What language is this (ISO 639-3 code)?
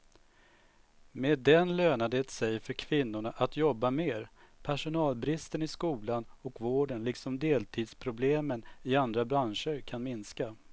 swe